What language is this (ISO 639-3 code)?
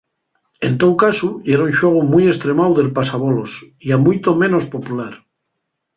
ast